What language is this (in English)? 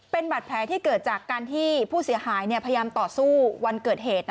Thai